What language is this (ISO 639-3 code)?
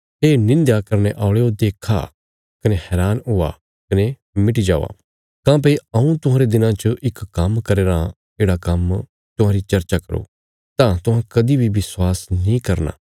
kfs